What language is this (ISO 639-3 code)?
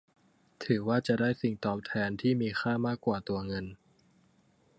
tha